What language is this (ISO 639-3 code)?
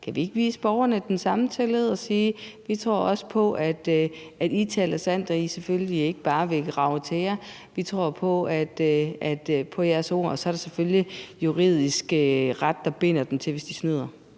dan